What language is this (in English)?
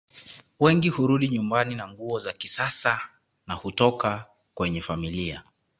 Swahili